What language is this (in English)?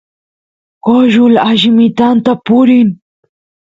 Santiago del Estero Quichua